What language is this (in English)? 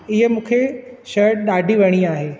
Sindhi